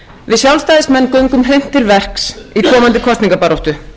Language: Icelandic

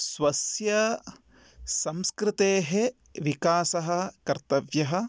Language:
Sanskrit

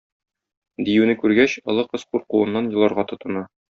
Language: Tatar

